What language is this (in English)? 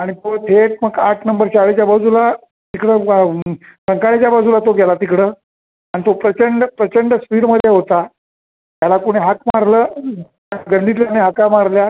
Marathi